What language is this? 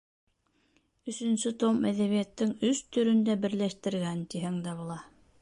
Bashkir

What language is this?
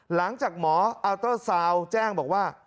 Thai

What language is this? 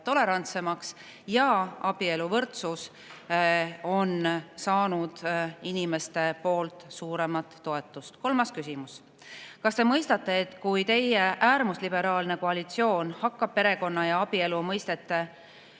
Estonian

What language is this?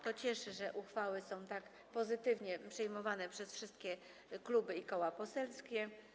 Polish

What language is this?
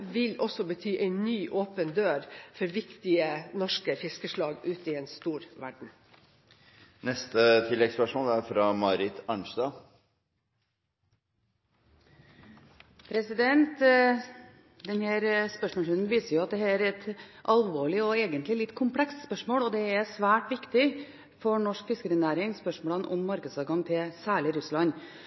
Norwegian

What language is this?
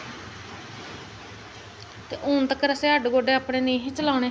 Dogri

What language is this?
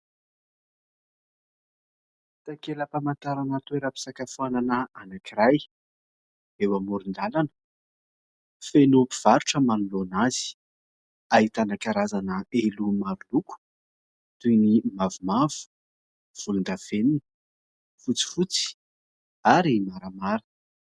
Malagasy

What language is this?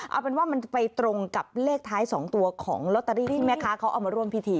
Thai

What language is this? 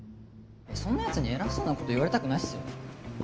Japanese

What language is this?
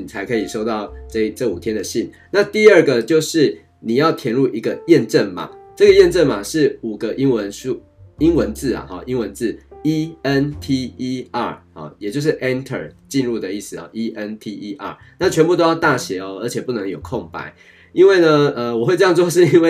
Chinese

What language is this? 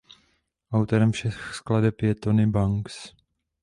Czech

